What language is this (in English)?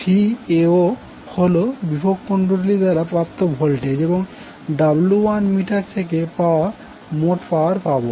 Bangla